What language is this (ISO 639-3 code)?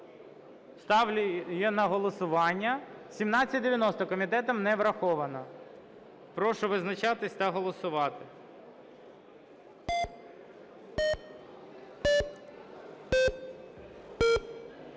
ukr